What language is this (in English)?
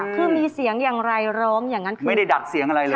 Thai